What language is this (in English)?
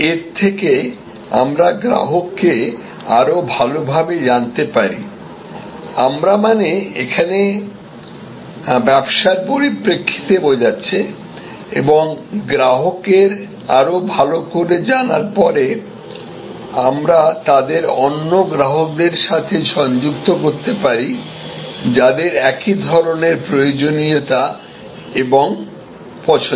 Bangla